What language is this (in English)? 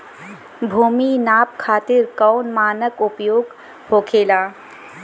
Bhojpuri